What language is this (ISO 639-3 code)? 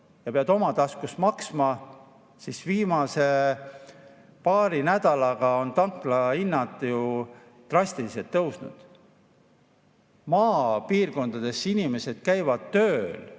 est